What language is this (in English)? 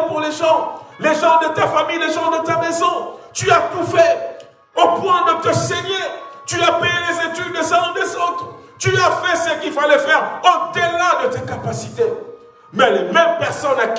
French